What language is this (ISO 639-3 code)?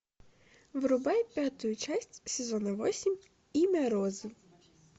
rus